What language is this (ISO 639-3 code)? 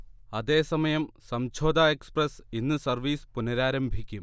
mal